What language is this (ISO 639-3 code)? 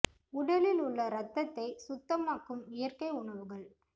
tam